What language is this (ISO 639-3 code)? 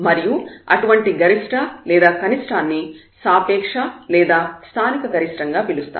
tel